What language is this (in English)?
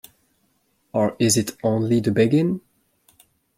English